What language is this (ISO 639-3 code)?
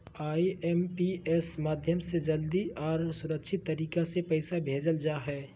mag